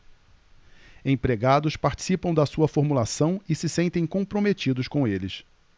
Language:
Portuguese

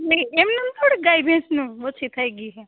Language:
Gujarati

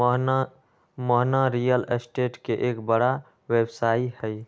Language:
Magahi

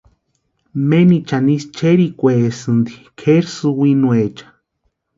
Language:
Western Highland Purepecha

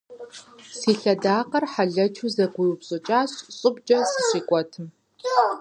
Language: Kabardian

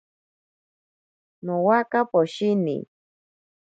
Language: Ashéninka Perené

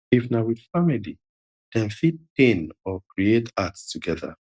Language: Nigerian Pidgin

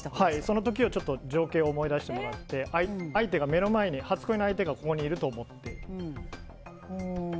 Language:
Japanese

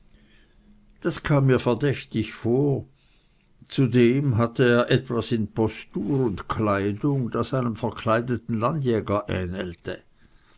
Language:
German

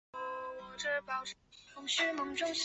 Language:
Chinese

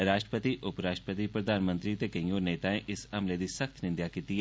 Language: Dogri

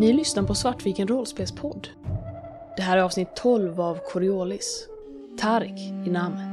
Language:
Swedish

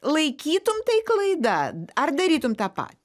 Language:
Lithuanian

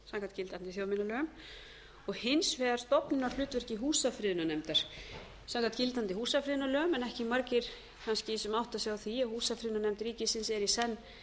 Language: Icelandic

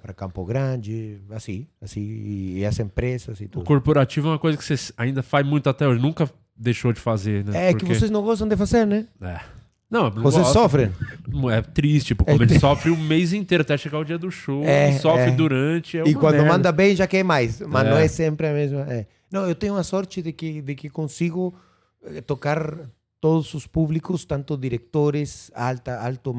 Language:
Portuguese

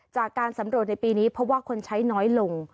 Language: Thai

